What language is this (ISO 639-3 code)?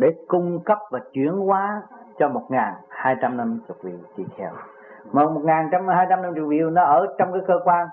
vie